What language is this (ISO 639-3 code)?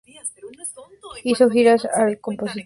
spa